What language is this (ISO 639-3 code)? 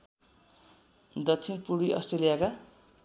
nep